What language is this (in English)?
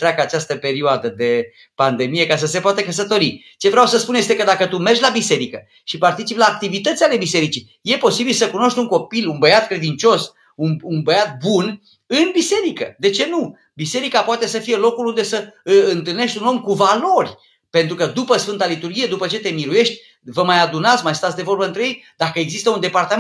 Romanian